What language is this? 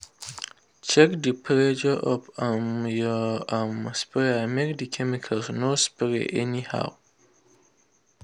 Nigerian Pidgin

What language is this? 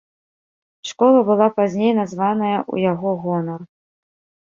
Belarusian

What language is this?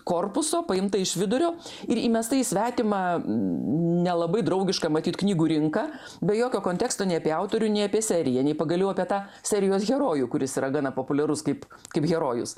Lithuanian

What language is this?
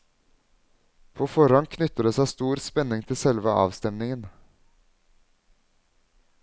Norwegian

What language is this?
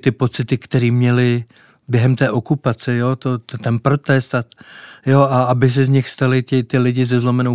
Czech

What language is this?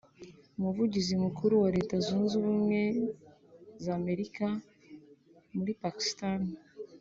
Kinyarwanda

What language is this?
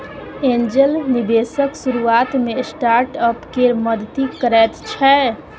Maithili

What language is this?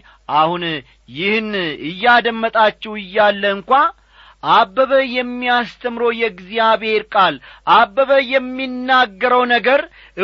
Amharic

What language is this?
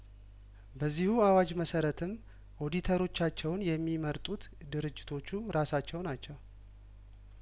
Amharic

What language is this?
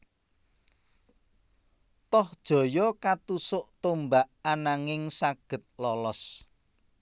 Javanese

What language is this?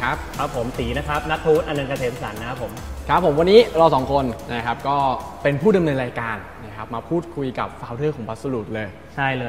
Thai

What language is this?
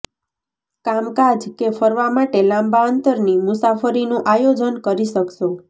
Gujarati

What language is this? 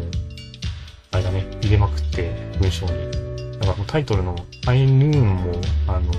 Japanese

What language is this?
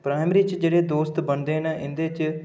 Dogri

